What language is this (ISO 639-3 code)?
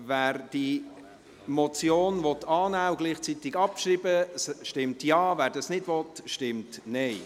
gsw